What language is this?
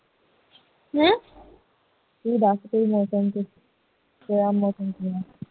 Punjabi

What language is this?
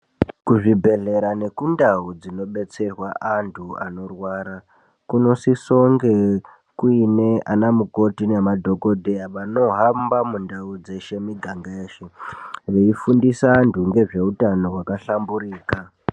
Ndau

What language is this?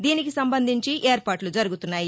Telugu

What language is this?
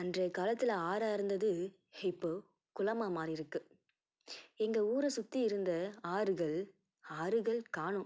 Tamil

